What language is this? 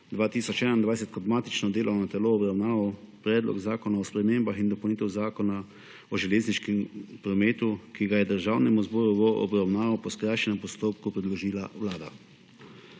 Slovenian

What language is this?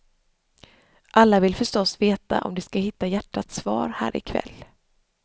Swedish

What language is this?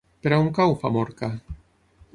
Catalan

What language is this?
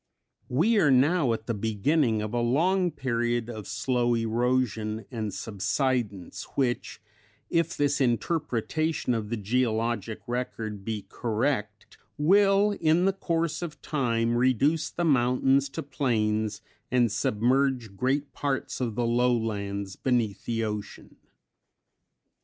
English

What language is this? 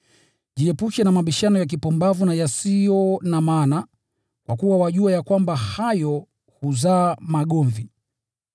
Swahili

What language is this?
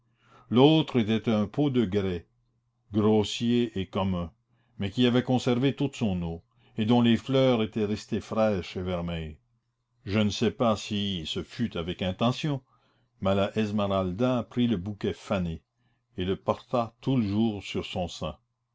French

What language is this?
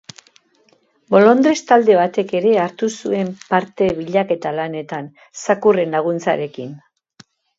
Basque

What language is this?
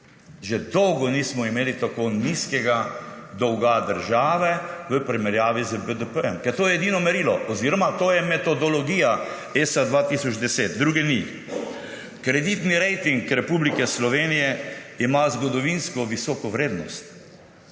Slovenian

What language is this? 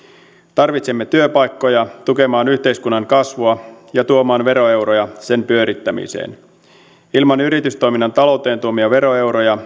Finnish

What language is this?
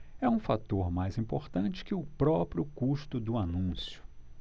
Portuguese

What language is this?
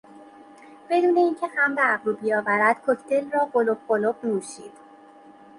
Persian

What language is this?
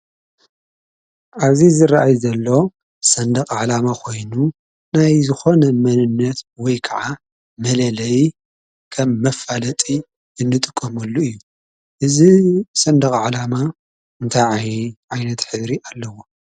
Tigrinya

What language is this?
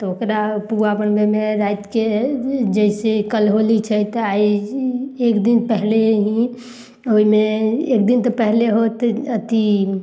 Maithili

